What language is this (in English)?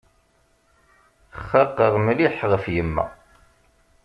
Kabyle